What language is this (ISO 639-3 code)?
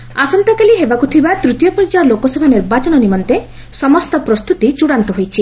ori